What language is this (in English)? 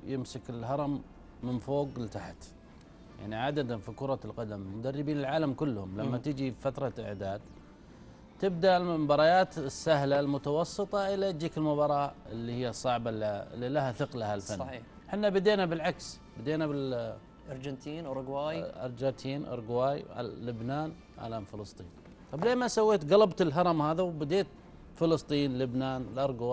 Arabic